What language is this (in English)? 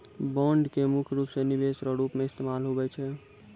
Maithili